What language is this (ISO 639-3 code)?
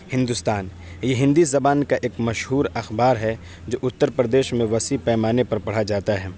urd